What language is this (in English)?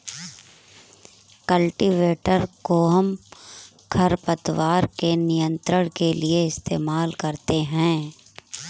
Hindi